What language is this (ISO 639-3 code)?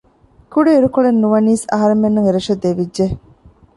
div